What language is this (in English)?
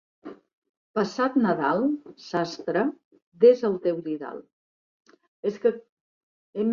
Catalan